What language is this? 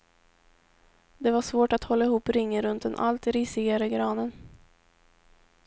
Swedish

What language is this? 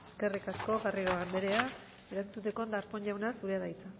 Basque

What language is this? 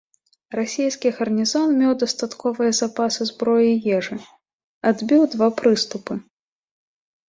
Belarusian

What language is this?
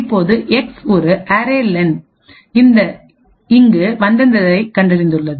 Tamil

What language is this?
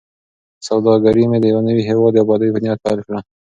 Pashto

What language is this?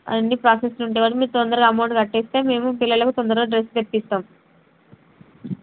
Telugu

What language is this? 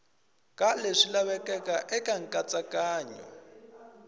Tsonga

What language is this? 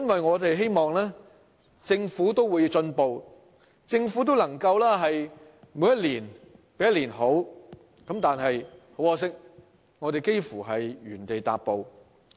Cantonese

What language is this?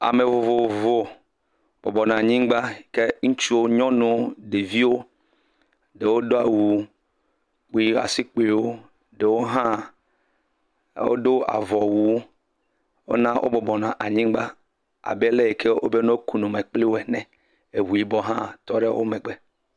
Ewe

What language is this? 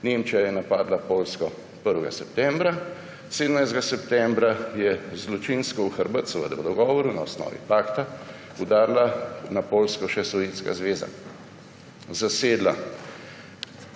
Slovenian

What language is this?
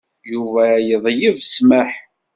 Kabyle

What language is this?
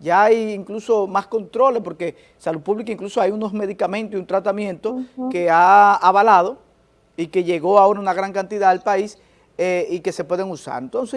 Spanish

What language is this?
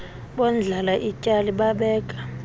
Xhosa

